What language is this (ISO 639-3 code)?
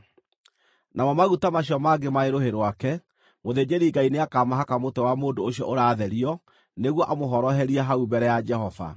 kik